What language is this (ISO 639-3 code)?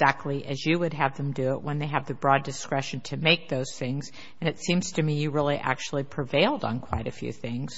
eng